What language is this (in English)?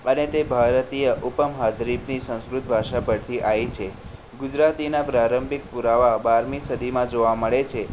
Gujarati